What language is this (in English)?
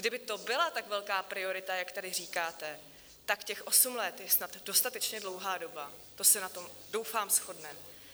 Czech